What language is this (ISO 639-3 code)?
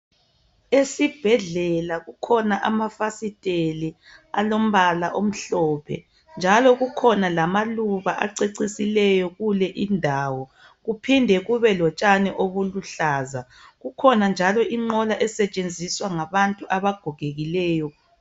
nde